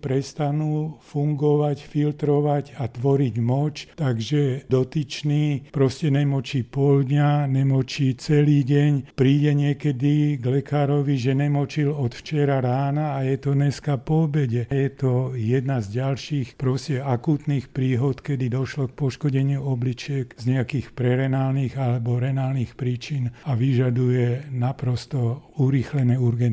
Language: Slovak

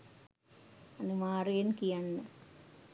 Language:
Sinhala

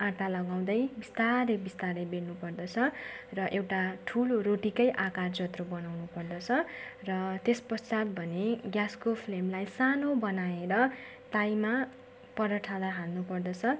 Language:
Nepali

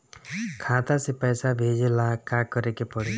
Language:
Bhojpuri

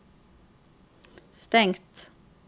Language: Norwegian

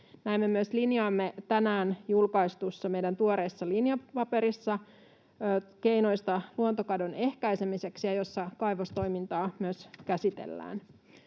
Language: Finnish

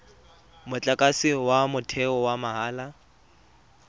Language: Tswana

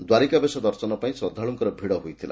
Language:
Odia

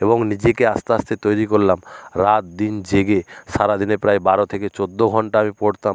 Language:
Bangla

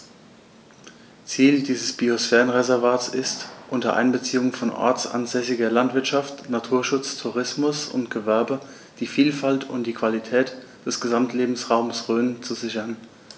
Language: German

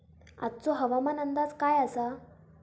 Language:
Marathi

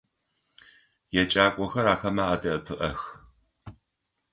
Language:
Adyghe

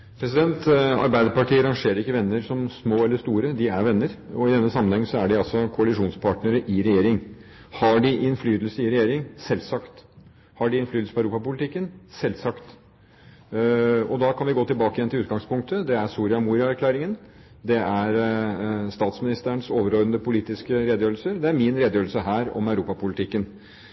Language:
Norwegian Bokmål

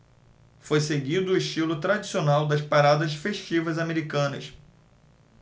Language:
Portuguese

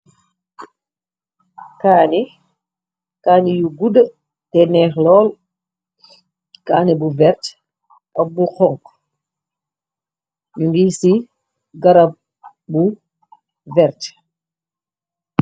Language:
Wolof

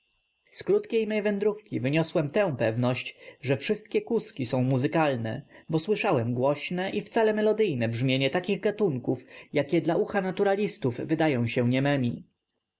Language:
Polish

